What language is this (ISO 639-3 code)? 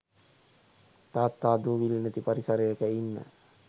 sin